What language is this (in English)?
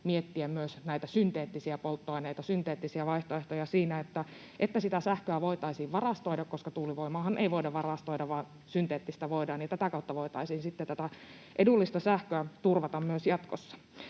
Finnish